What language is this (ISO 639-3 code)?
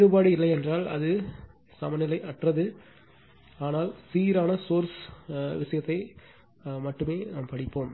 tam